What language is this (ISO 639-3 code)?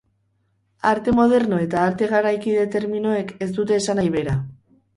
eus